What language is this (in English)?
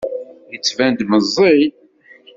Kabyle